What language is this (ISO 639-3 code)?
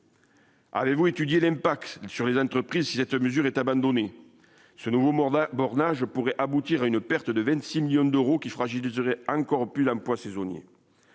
fra